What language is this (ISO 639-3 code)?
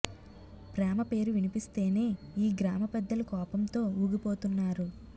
tel